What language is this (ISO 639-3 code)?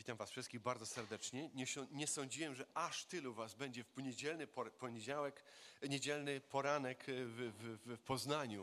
pol